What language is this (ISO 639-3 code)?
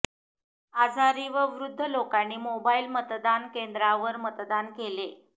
mar